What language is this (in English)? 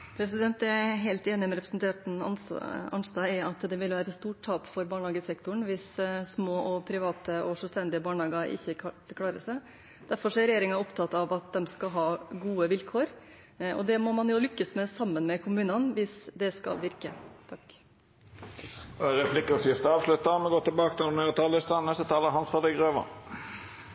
Norwegian